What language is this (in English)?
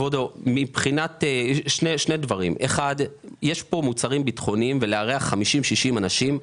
Hebrew